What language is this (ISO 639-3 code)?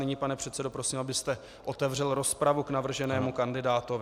ces